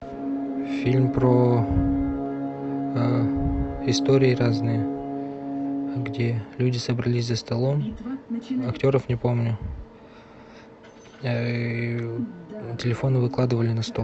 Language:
Russian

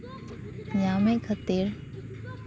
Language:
Santali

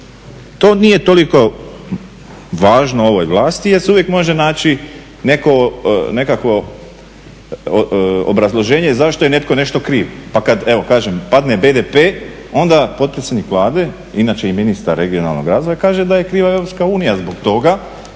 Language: Croatian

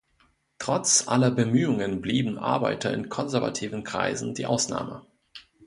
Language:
German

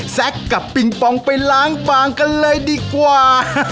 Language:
Thai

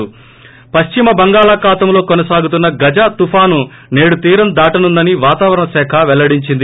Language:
Telugu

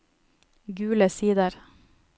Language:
Norwegian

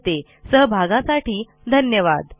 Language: Marathi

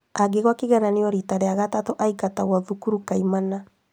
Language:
Kikuyu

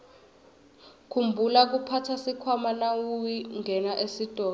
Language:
Swati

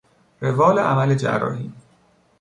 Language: Persian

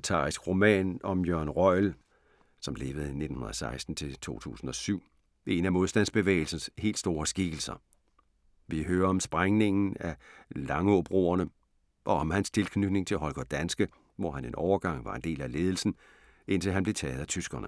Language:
Danish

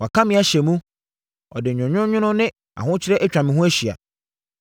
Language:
Akan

